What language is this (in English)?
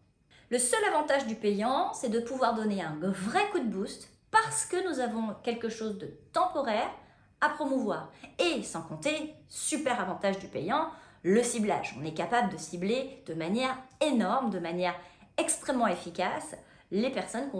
French